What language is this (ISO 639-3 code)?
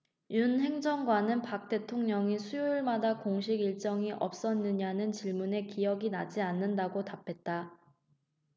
kor